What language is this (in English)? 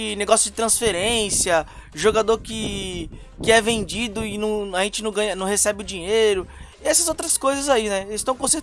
Portuguese